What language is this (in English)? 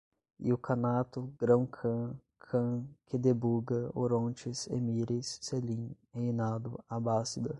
Portuguese